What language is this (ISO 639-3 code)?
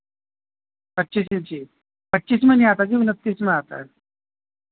urd